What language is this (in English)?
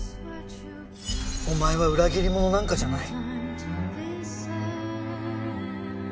Japanese